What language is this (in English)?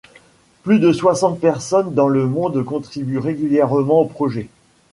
French